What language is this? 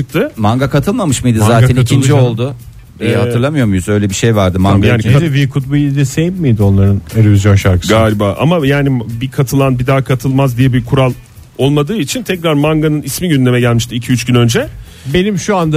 Turkish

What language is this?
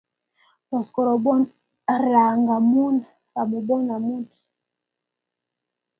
Kalenjin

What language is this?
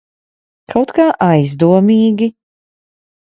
Latvian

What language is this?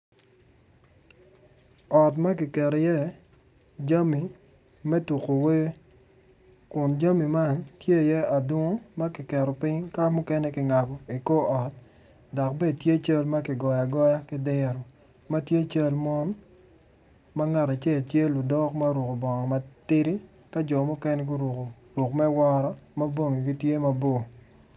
Acoli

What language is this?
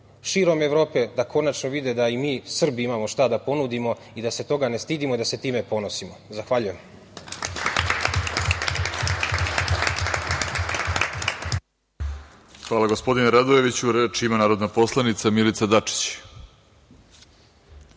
Serbian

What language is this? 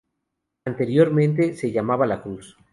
Spanish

